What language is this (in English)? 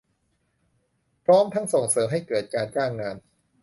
Thai